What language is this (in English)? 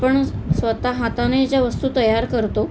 Marathi